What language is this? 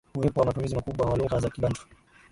Swahili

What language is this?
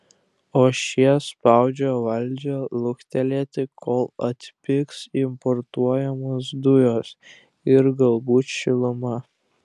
Lithuanian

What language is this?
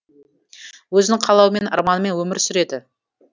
Kazakh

